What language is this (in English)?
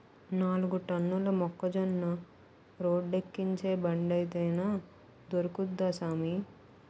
Telugu